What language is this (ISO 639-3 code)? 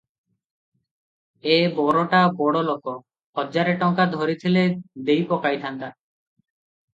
ori